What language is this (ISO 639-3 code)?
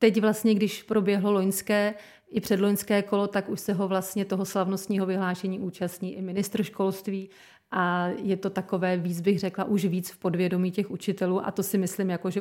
ces